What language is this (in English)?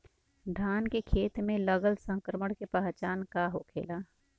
Bhojpuri